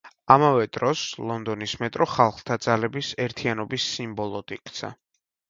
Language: Georgian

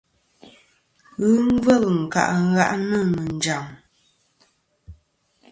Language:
Kom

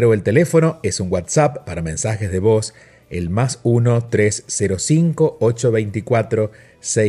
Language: Spanish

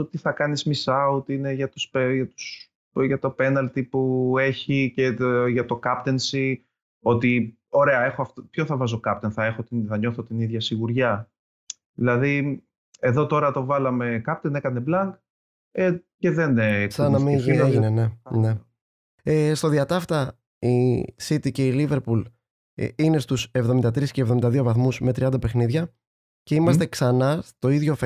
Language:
Greek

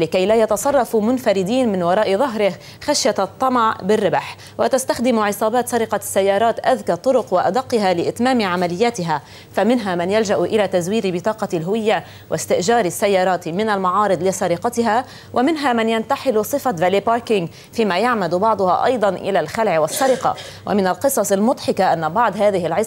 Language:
Arabic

